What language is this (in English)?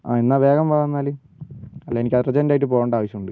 Malayalam